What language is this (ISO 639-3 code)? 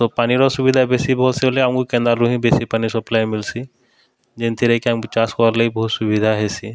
ori